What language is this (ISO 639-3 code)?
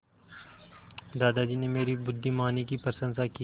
hin